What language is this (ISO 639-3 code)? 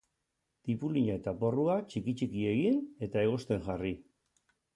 eus